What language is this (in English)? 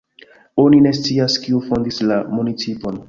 Esperanto